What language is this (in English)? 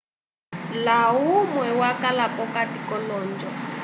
Umbundu